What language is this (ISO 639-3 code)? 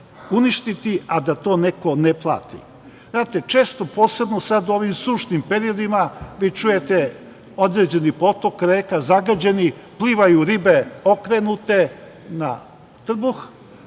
srp